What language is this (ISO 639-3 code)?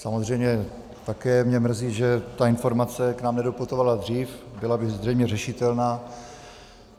ces